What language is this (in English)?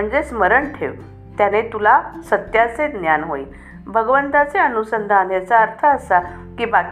Marathi